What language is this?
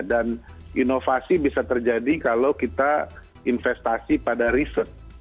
Indonesian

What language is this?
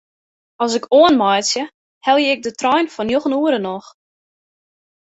Western Frisian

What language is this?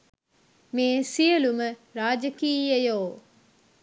Sinhala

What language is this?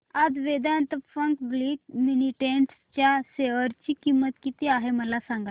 Marathi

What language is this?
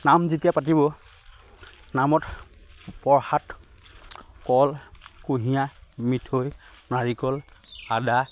Assamese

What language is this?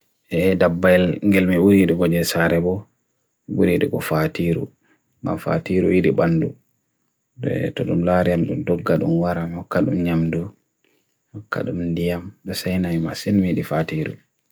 Bagirmi Fulfulde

